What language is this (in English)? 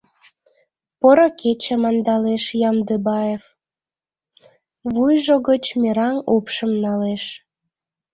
Mari